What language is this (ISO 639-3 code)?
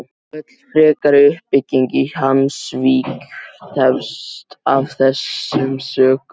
isl